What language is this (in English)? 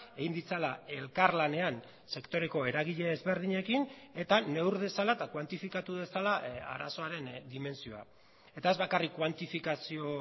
Basque